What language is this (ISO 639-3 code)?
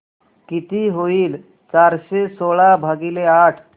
mar